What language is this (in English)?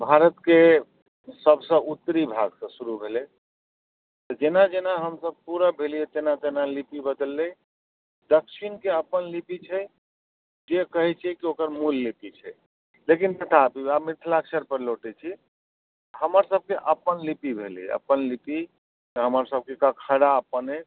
Maithili